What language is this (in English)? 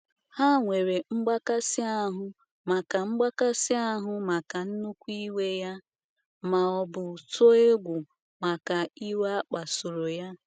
Igbo